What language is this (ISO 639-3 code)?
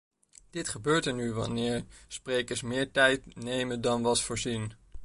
nld